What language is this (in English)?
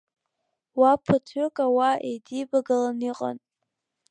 Abkhazian